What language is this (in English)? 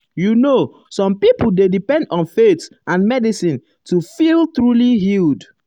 Nigerian Pidgin